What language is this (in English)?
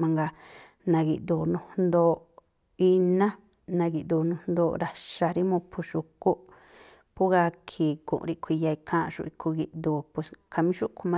Tlacoapa Me'phaa